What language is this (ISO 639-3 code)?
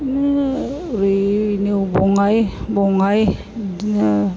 brx